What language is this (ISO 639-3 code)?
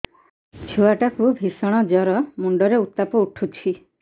ori